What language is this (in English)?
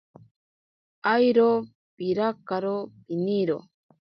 Ashéninka Perené